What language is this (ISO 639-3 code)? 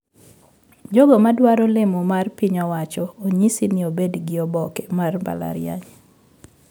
luo